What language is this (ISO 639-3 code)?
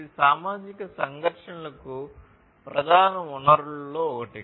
tel